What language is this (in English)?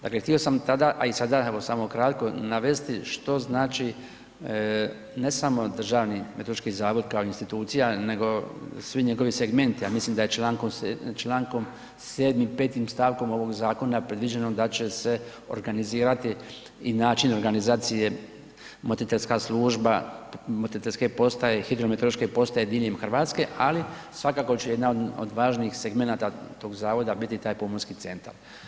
Croatian